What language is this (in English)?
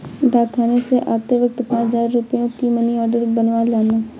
Hindi